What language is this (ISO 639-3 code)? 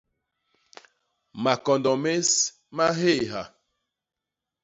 bas